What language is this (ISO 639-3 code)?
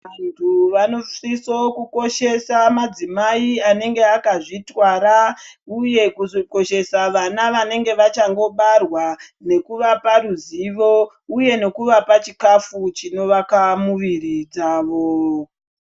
ndc